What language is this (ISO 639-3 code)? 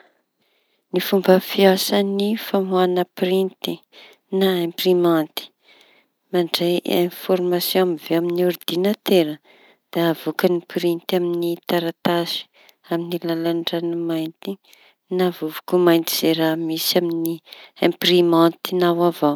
txy